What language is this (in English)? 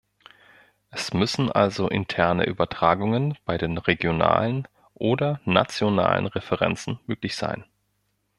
German